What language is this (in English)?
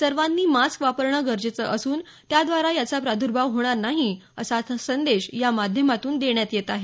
Marathi